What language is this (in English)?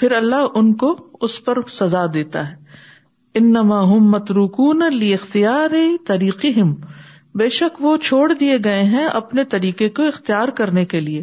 Urdu